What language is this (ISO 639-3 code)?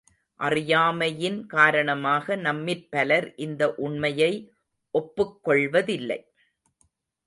tam